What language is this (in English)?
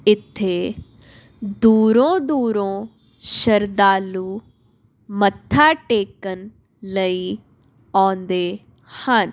Punjabi